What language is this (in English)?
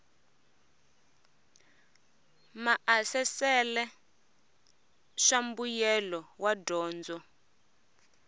Tsonga